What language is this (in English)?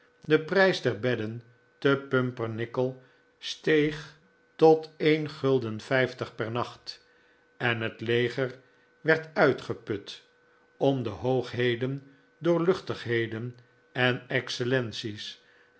Dutch